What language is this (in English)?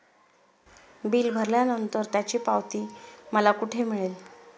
Marathi